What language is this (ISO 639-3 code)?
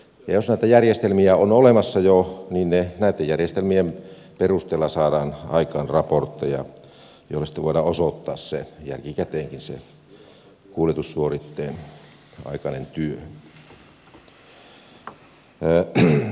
fin